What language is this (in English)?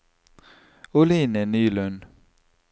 Norwegian